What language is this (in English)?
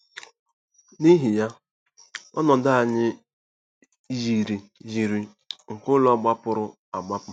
Igbo